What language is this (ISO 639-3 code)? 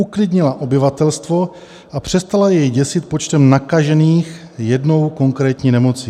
ces